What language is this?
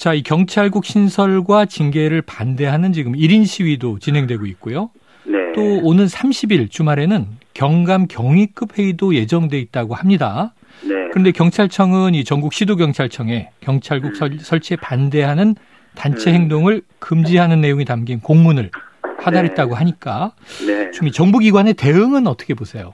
Korean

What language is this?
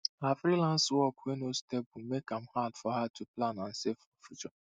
Nigerian Pidgin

